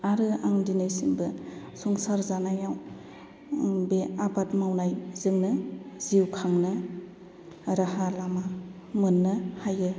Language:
Bodo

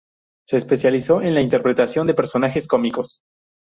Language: Spanish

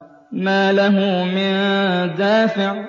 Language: Arabic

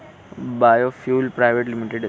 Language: Urdu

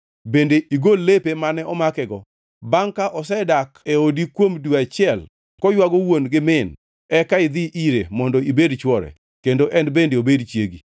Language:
Luo (Kenya and Tanzania)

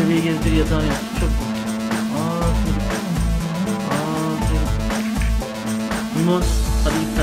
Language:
Turkish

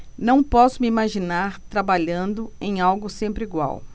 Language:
Portuguese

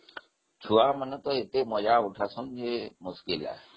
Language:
Odia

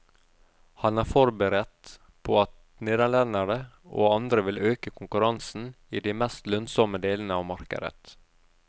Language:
Norwegian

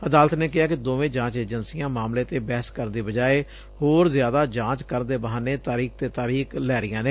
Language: Punjabi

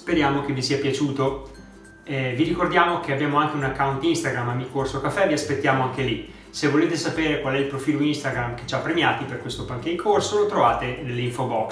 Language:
Italian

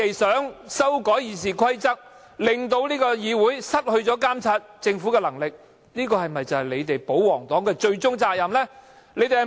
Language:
Cantonese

